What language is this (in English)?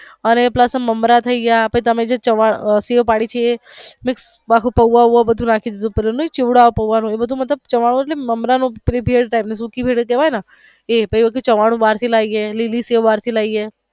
Gujarati